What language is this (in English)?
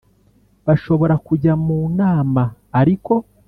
Kinyarwanda